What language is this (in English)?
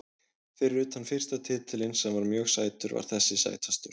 Icelandic